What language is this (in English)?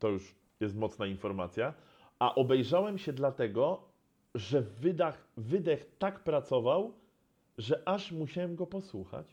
Polish